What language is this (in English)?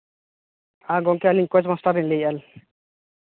Santali